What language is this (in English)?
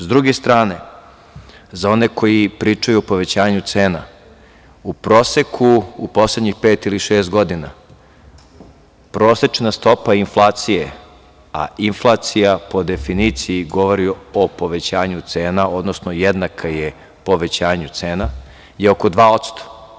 Serbian